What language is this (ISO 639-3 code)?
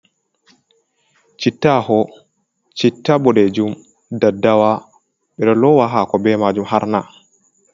ful